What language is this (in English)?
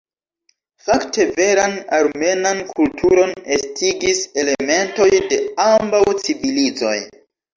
Esperanto